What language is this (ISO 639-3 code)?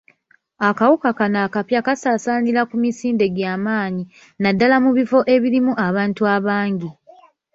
lug